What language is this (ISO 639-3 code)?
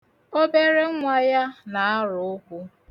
ibo